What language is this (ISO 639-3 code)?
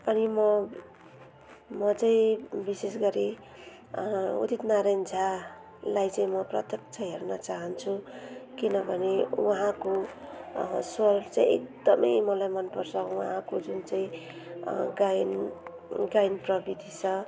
nep